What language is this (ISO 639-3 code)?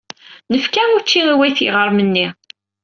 kab